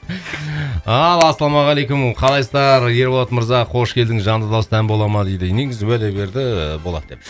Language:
Kazakh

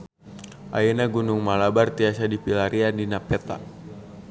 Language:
Sundanese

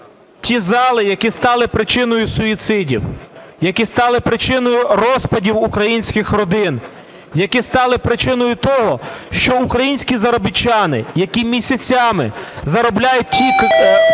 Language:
Ukrainian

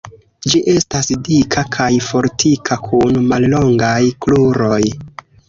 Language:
Esperanto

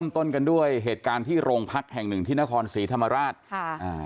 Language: Thai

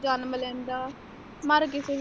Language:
Punjabi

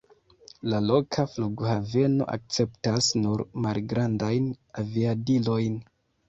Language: Esperanto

